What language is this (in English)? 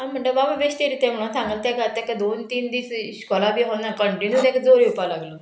Konkani